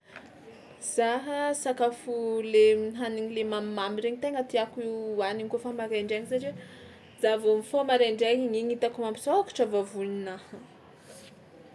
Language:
Tsimihety Malagasy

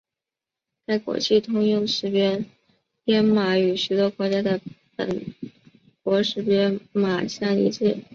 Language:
Chinese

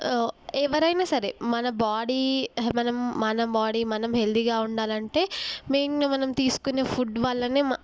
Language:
Telugu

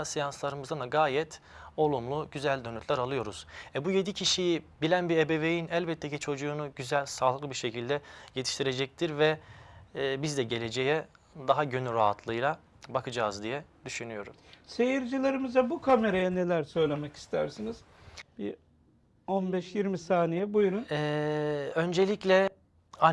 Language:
Turkish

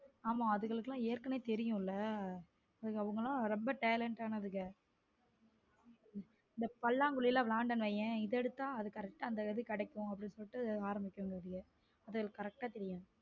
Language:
Tamil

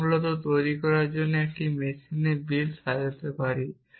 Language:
Bangla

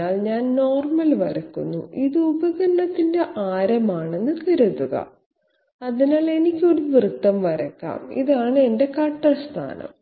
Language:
Malayalam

